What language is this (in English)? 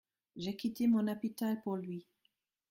French